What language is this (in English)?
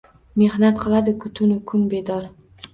Uzbek